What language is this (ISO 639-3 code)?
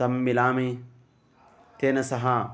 san